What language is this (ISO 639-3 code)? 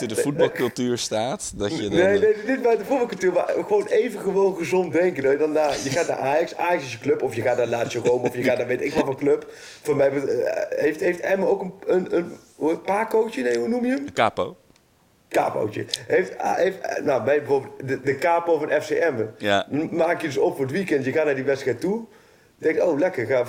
nld